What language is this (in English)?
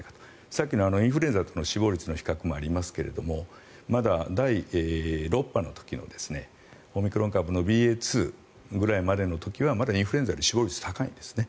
Japanese